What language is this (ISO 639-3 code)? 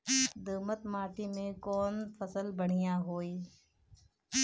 bho